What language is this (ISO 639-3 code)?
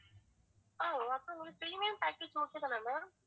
tam